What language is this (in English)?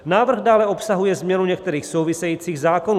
Czech